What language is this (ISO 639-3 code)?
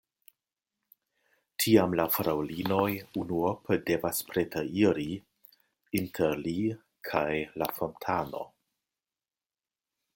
epo